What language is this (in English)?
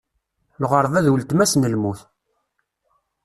Kabyle